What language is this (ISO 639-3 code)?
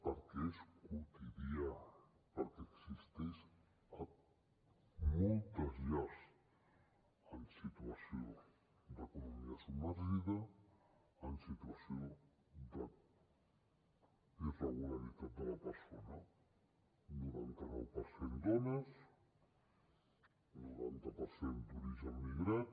cat